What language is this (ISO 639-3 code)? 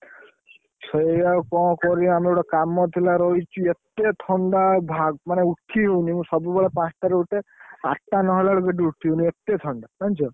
ori